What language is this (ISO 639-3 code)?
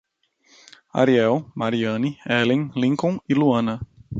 por